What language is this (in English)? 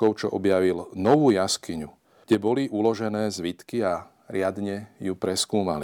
Slovak